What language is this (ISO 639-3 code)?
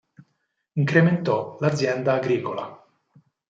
ita